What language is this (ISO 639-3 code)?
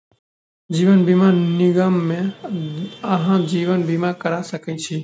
mai